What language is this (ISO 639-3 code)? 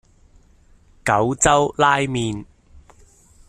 yue